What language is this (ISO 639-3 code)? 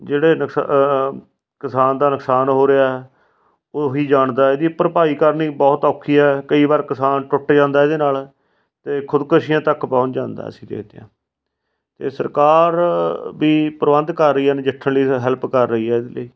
pan